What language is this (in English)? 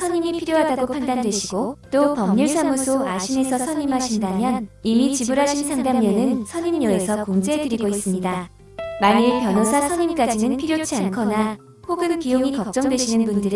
Korean